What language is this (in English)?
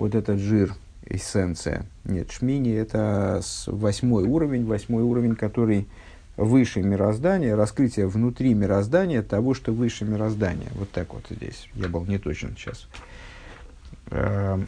Russian